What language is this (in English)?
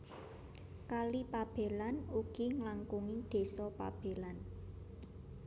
Javanese